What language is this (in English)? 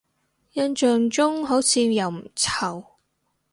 Cantonese